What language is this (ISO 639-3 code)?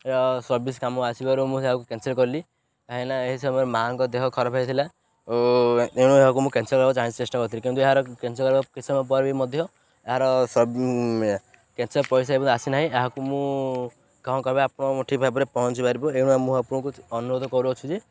ori